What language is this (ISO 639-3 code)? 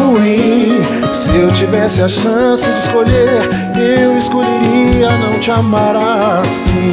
por